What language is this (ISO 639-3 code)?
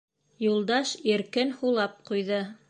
bak